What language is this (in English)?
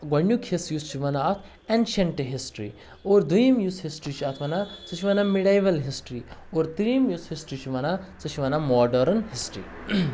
Kashmiri